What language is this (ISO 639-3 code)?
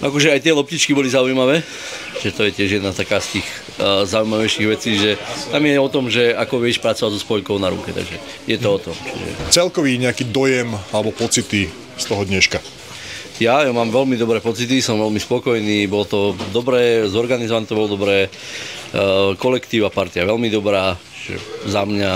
slk